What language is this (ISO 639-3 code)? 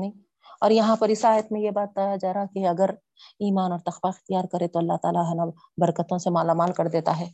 urd